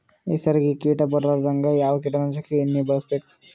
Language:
Kannada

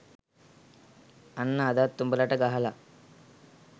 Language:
Sinhala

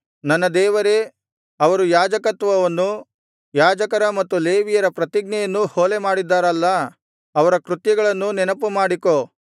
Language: Kannada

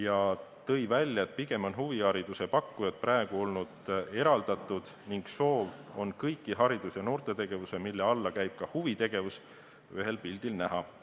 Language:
Estonian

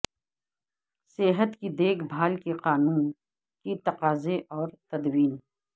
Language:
Urdu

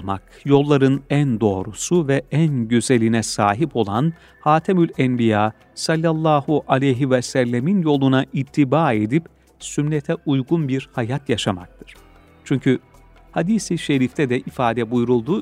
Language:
Turkish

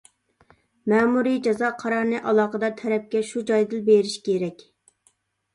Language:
Uyghur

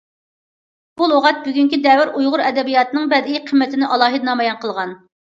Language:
Uyghur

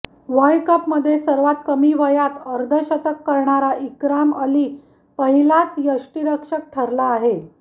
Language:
Marathi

